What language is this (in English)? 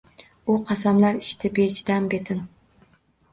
Uzbek